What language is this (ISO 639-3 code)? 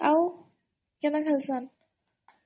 ori